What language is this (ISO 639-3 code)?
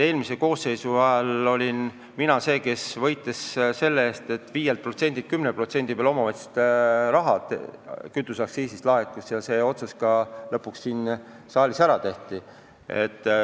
est